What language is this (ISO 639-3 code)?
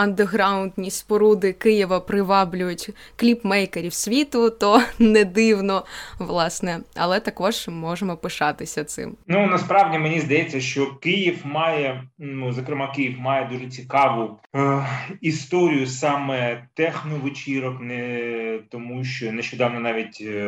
ukr